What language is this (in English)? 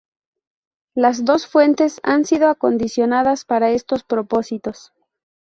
Spanish